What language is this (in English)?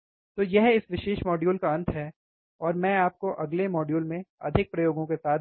Hindi